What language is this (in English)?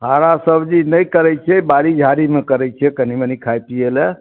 Maithili